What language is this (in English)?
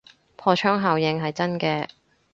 Cantonese